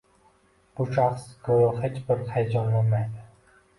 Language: Uzbek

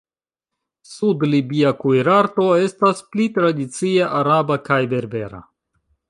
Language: Esperanto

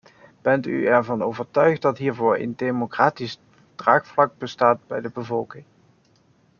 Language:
Dutch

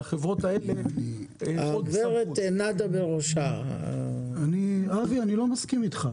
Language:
Hebrew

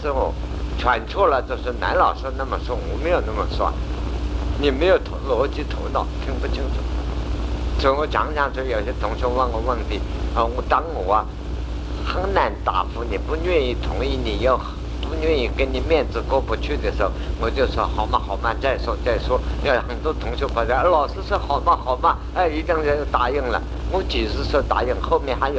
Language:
Chinese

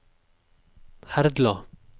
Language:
Norwegian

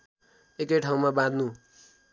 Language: Nepali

